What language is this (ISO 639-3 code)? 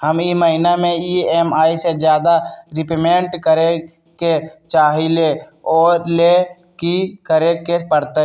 mag